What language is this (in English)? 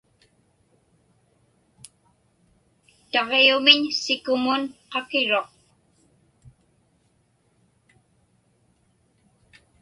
Inupiaq